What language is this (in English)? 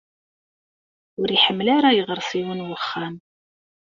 Kabyle